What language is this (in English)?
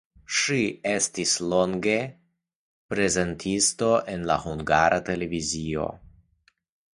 Esperanto